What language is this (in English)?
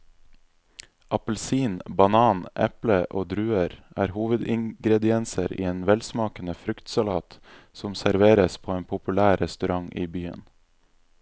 Norwegian